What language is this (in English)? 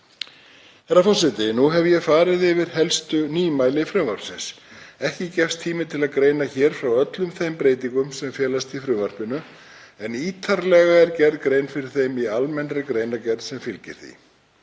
Icelandic